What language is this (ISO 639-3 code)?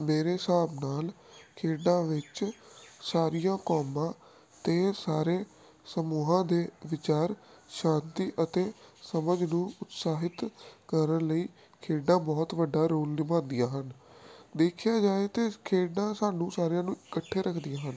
pan